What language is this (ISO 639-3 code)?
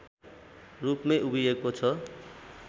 nep